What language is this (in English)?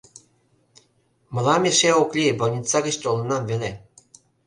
Mari